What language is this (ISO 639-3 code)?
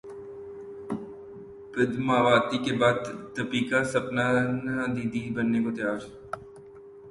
urd